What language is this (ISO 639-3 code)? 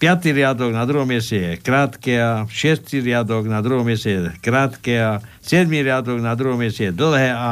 slk